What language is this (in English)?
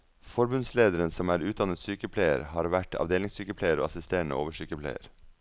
Norwegian